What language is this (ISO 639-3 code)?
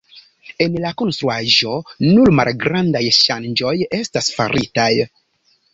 epo